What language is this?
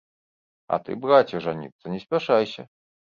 Belarusian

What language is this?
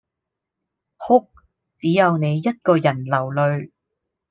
Cantonese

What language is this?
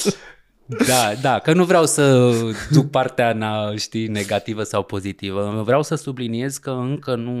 Romanian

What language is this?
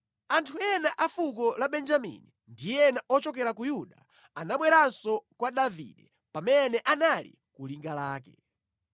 Nyanja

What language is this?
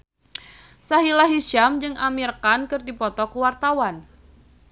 Sundanese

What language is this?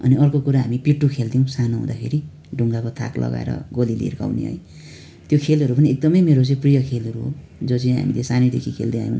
Nepali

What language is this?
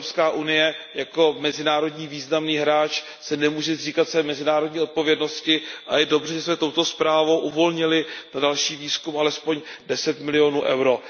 Czech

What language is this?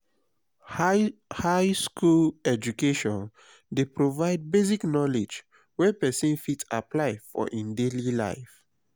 Nigerian Pidgin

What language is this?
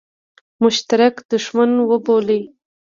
Pashto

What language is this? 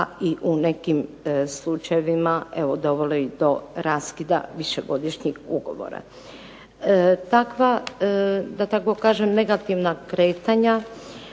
Croatian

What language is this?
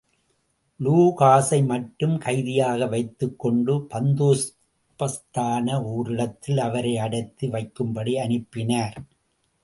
Tamil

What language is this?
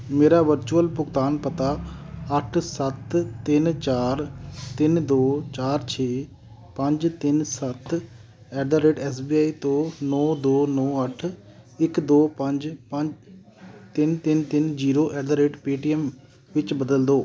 Punjabi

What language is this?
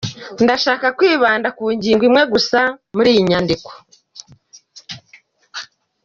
Kinyarwanda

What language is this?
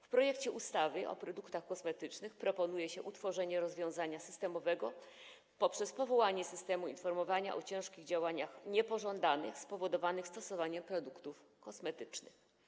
Polish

